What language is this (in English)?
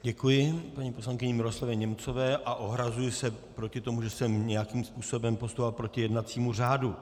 Czech